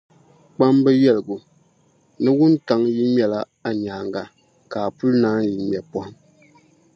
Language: Dagbani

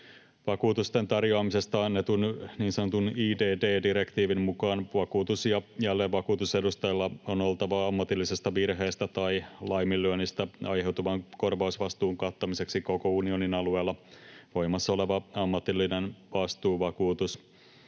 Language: Finnish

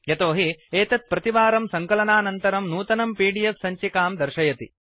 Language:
Sanskrit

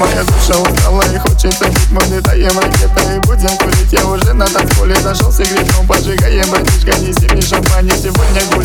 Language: Russian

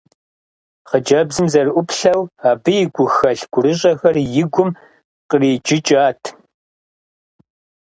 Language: Kabardian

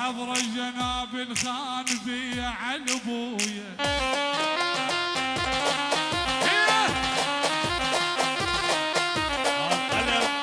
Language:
Arabic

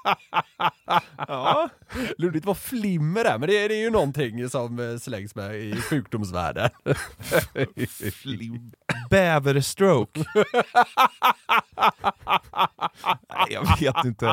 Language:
Swedish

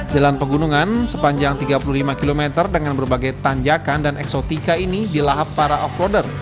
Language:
Indonesian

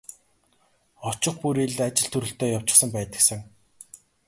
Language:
Mongolian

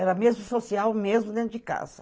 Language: Portuguese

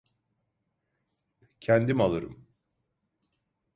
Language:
Turkish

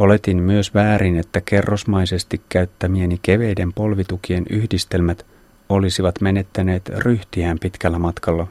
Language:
Finnish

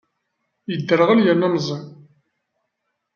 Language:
Kabyle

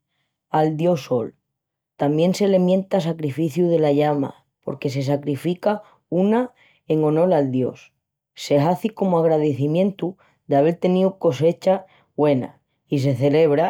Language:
Extremaduran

